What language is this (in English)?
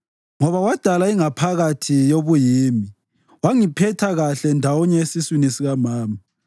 North Ndebele